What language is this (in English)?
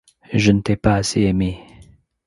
French